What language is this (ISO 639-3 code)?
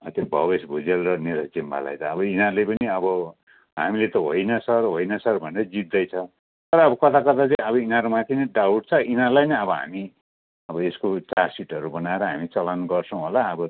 nep